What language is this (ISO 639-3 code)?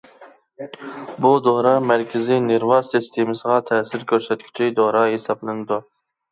uig